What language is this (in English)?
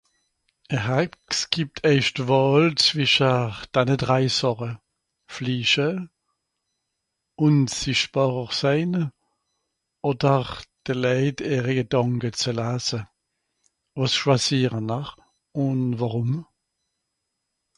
Swiss German